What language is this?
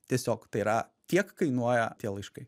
Lithuanian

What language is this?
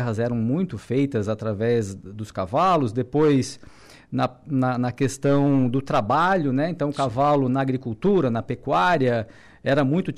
Portuguese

